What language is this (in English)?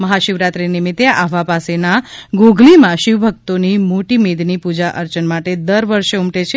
Gujarati